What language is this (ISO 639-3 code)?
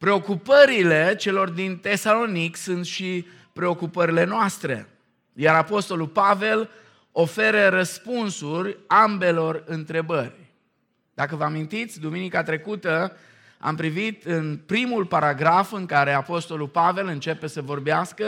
ron